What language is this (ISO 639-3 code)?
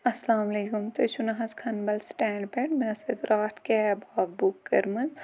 kas